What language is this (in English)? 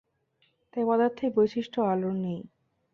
Bangla